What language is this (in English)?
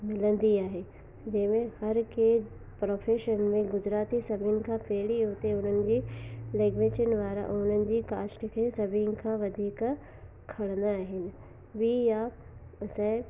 Sindhi